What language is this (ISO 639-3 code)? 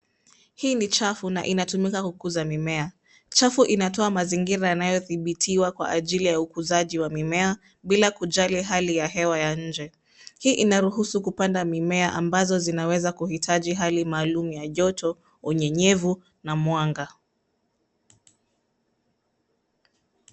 swa